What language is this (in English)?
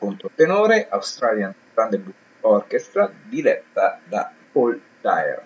Italian